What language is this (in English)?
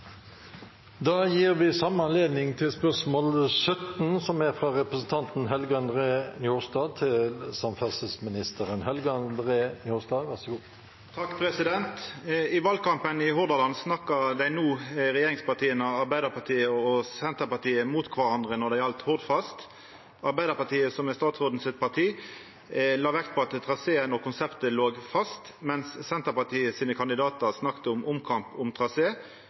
Norwegian